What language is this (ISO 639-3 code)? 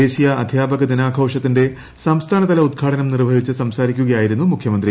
mal